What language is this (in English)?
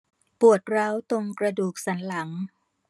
Thai